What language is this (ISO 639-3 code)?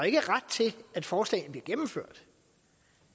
dan